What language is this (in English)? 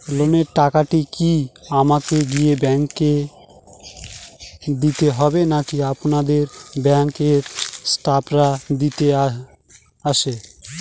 Bangla